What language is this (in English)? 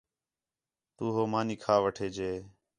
Khetrani